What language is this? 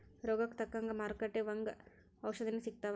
Kannada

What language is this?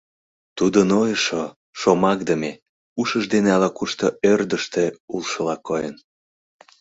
Mari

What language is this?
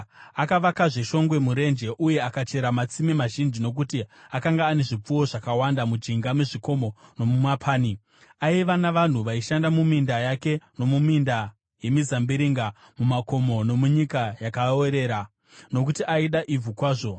Shona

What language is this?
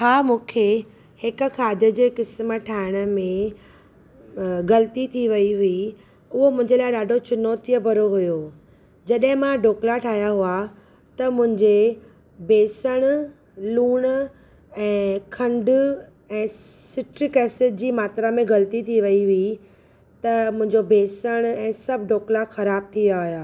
Sindhi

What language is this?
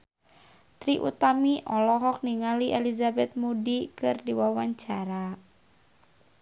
Sundanese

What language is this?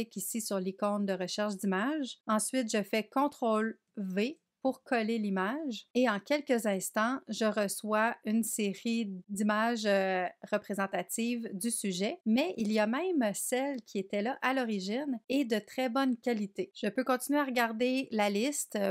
French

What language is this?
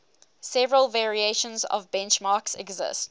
English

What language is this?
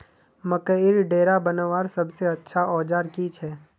Magahi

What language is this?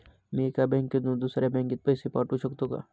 Marathi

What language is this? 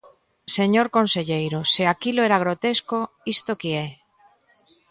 Galician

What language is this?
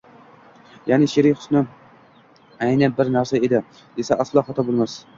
Uzbek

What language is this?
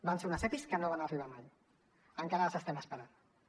Catalan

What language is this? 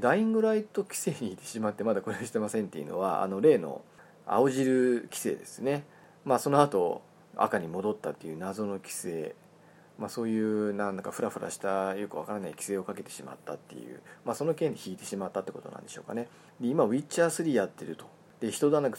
Japanese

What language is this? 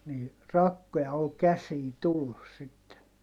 Finnish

